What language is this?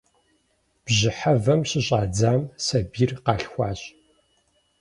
Kabardian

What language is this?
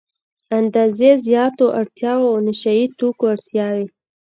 Pashto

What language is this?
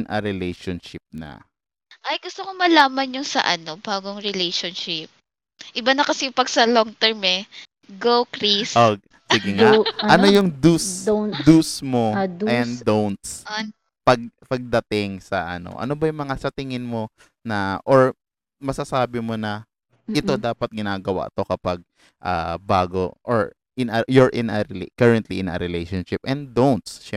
Filipino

